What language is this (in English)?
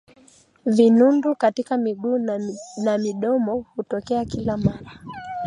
Swahili